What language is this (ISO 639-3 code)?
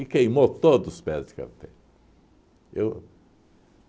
por